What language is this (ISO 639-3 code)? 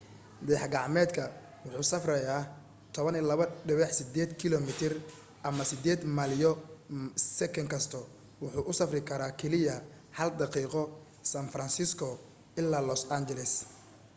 som